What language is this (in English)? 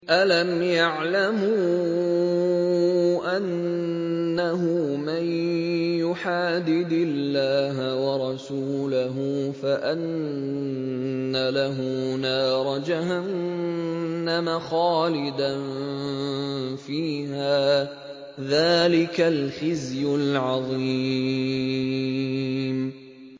Arabic